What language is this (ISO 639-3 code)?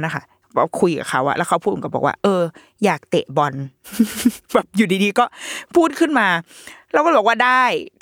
tha